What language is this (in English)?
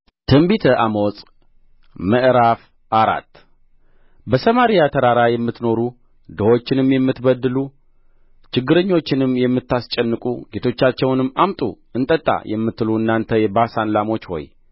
Amharic